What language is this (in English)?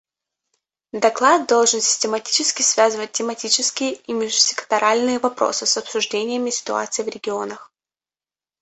Russian